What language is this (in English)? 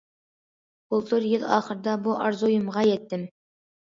Uyghur